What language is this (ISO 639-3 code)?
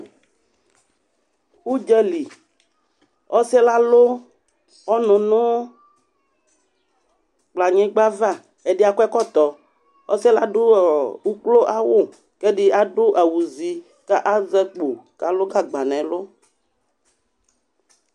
kpo